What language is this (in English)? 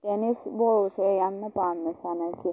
Manipuri